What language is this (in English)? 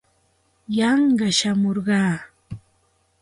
Santa Ana de Tusi Pasco Quechua